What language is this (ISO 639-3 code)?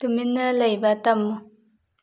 mni